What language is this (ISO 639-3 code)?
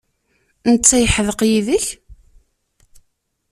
kab